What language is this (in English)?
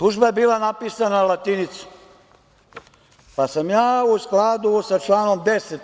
Serbian